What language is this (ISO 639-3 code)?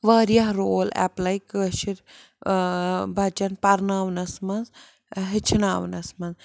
kas